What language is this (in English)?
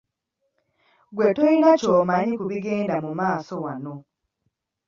Ganda